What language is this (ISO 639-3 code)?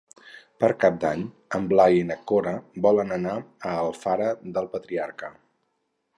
cat